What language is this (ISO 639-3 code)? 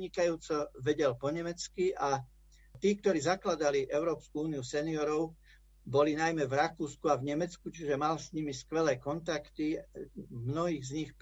slk